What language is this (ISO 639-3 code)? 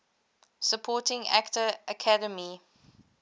eng